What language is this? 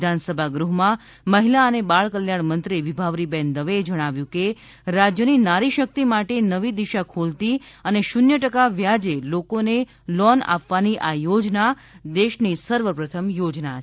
Gujarati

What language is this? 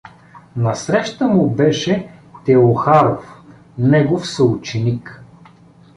Bulgarian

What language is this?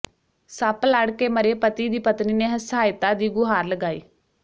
Punjabi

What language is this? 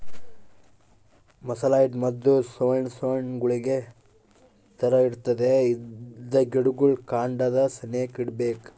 Kannada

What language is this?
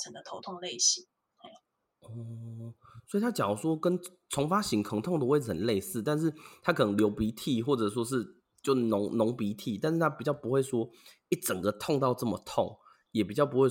Chinese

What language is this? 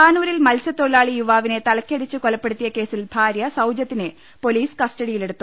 Malayalam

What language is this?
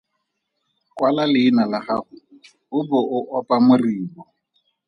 Tswana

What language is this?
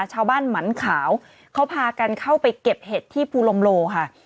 Thai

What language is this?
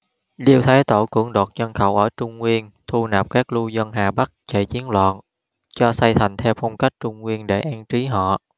Vietnamese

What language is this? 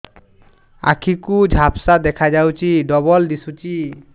Odia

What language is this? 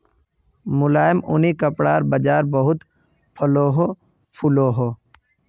Magahi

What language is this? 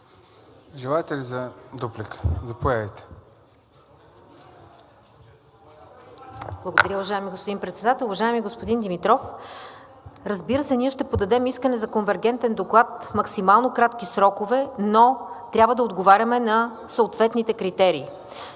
Bulgarian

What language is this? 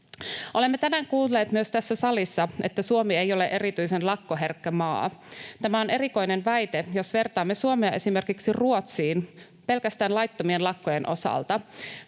Finnish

